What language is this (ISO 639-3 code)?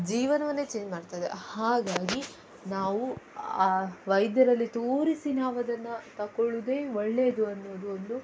kan